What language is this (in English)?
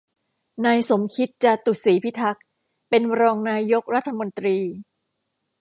Thai